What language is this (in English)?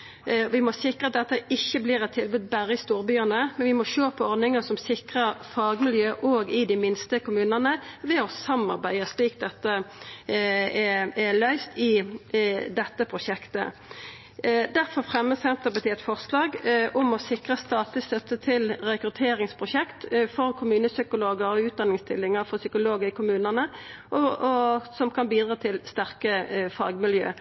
Norwegian Nynorsk